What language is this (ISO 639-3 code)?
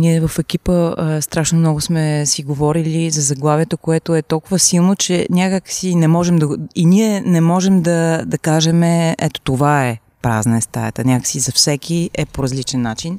bul